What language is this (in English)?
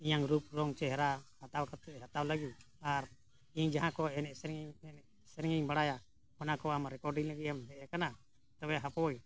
Santali